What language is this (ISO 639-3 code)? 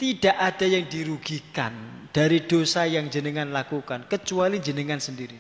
ind